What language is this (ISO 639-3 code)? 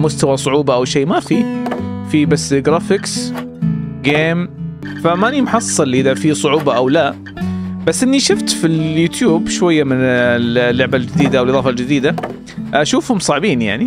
ara